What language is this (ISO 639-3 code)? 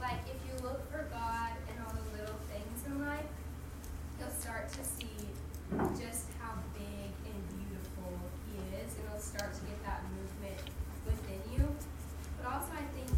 eng